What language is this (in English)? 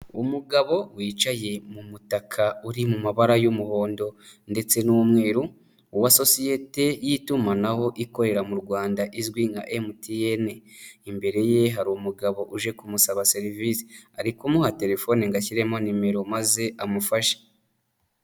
Kinyarwanda